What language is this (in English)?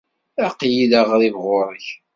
Kabyle